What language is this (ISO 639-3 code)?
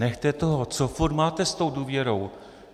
ces